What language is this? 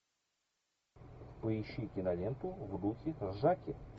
Russian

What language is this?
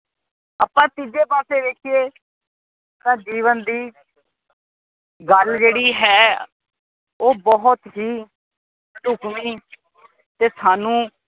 Punjabi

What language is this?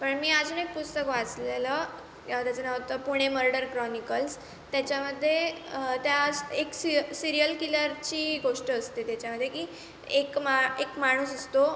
Marathi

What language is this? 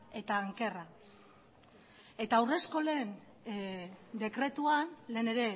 Basque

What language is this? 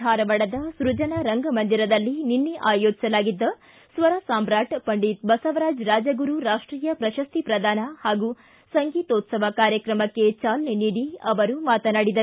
Kannada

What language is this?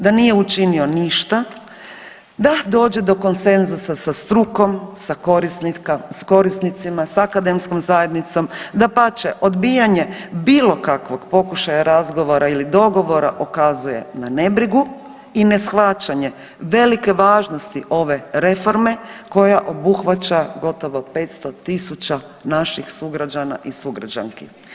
Croatian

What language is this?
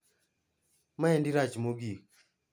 Luo (Kenya and Tanzania)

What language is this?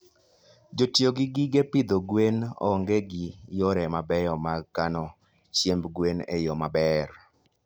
Luo (Kenya and Tanzania)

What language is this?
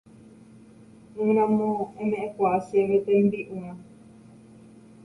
Guarani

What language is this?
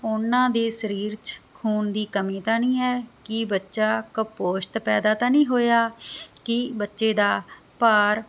Punjabi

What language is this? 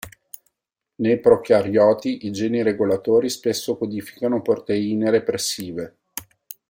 Italian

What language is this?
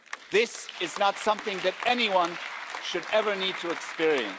English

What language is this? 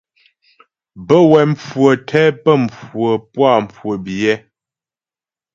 Ghomala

